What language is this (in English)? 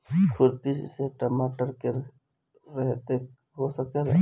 Bhojpuri